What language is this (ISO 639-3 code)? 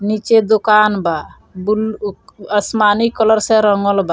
bho